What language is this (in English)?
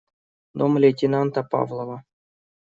Russian